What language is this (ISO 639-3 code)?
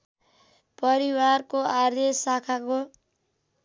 nep